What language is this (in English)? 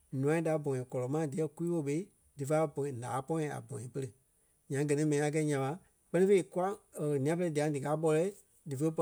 Kpelle